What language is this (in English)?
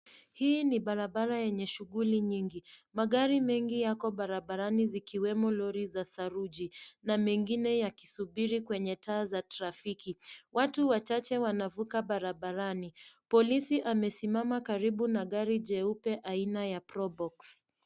Swahili